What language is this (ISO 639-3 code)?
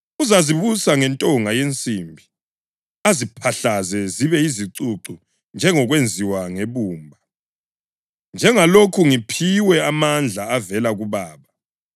nde